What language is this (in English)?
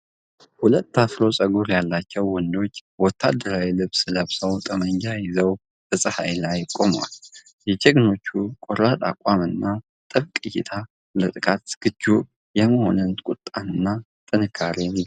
Amharic